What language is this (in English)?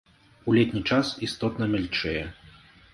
Belarusian